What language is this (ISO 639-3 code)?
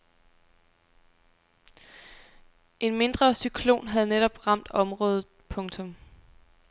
dan